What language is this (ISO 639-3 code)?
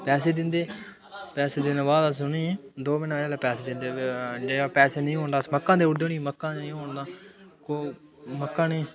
doi